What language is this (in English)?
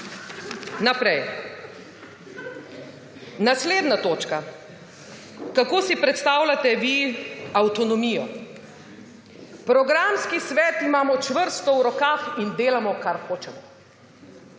Slovenian